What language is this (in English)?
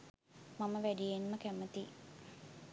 Sinhala